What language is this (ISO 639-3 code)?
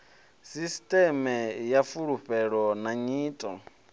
ven